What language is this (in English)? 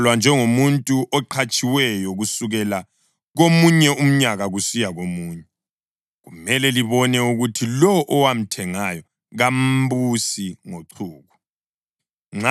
North Ndebele